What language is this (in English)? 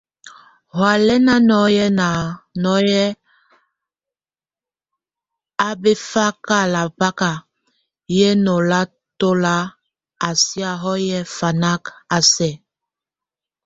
Tunen